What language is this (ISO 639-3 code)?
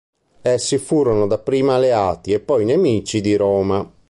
ita